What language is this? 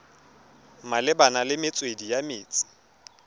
Tswana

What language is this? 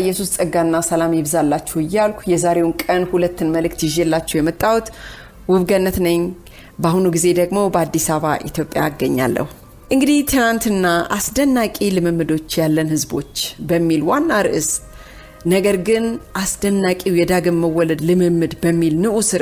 Amharic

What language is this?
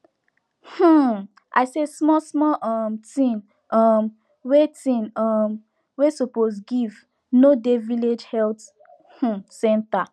Nigerian Pidgin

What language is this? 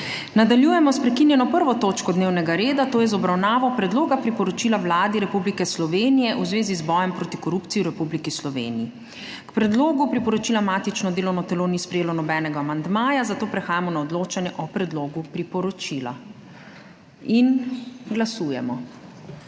Slovenian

